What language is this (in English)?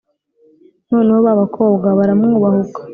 Kinyarwanda